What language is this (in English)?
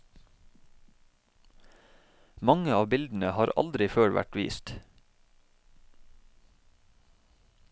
Norwegian